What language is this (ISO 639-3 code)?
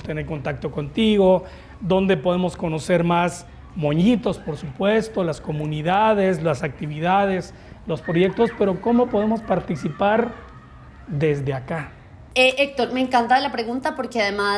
spa